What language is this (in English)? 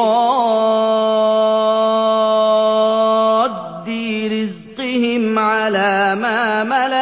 Arabic